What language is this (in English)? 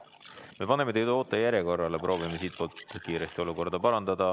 Estonian